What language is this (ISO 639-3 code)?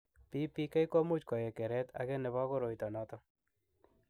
kln